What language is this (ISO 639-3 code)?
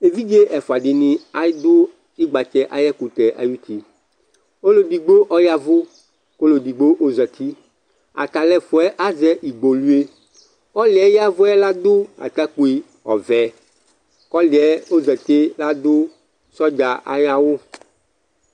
kpo